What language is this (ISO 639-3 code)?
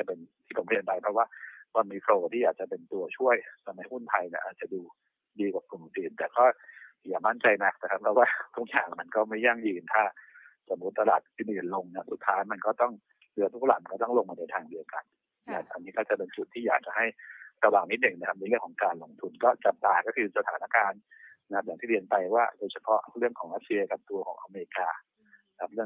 tha